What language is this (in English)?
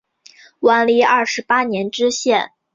Chinese